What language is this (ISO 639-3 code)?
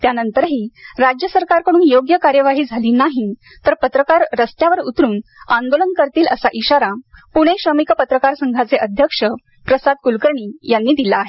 mar